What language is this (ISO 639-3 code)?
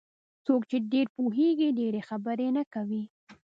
pus